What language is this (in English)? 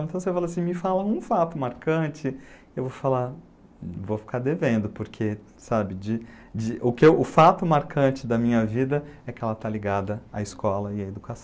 Portuguese